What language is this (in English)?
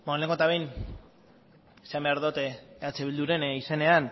Basque